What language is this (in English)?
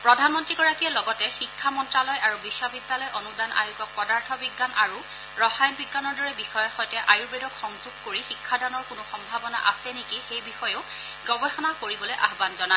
Assamese